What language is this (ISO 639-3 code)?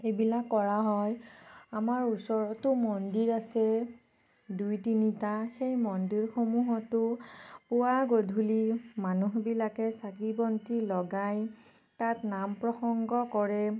asm